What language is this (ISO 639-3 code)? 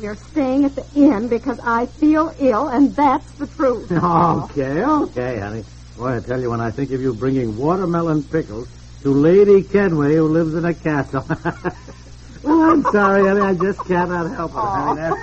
eng